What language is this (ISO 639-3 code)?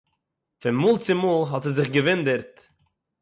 yid